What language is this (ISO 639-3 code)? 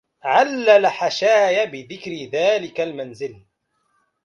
ara